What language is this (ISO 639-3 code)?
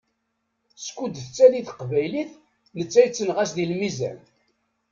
kab